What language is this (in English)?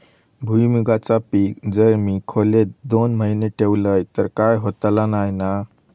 Marathi